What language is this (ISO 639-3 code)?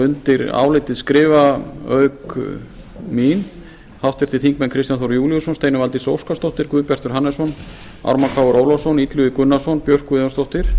isl